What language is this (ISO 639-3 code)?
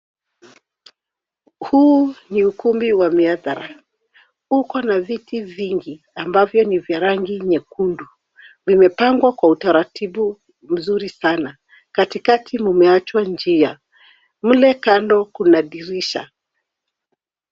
swa